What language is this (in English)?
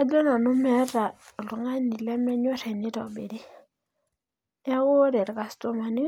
Masai